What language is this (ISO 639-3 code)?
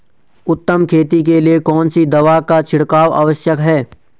hin